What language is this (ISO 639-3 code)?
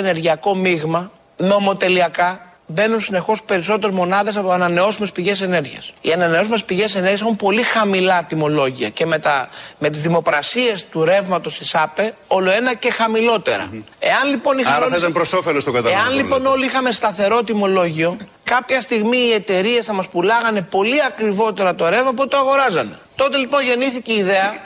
ell